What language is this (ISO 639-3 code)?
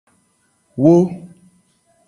gej